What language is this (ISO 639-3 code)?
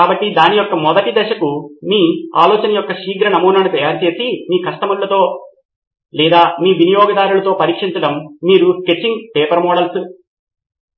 tel